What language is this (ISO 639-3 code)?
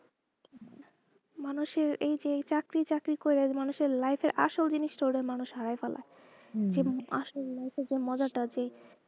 ben